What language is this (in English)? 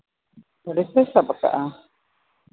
Santali